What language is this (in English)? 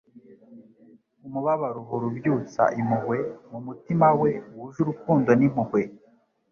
Kinyarwanda